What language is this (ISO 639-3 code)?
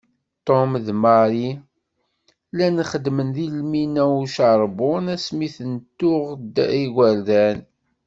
kab